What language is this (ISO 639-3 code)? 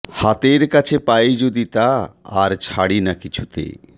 ben